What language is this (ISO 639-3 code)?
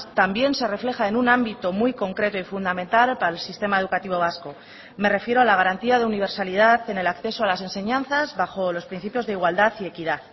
spa